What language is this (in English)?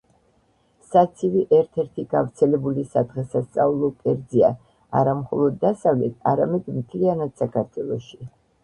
Georgian